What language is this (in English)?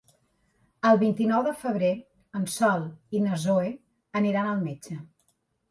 Catalan